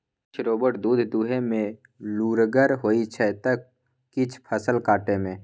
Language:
Maithili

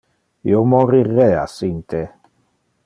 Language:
Interlingua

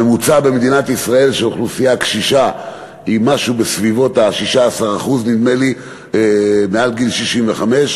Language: Hebrew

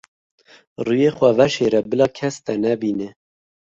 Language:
Kurdish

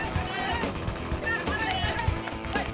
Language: Indonesian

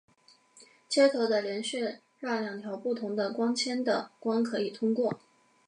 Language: Chinese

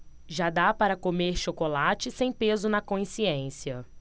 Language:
Portuguese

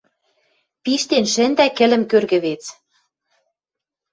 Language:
Western Mari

